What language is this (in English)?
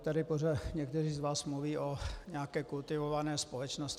Czech